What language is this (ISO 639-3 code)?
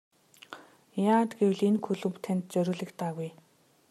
mon